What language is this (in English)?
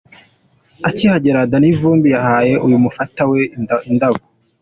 Kinyarwanda